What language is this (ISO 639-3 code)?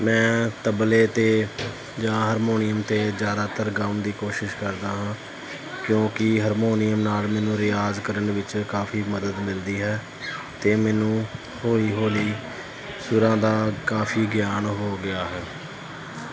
pan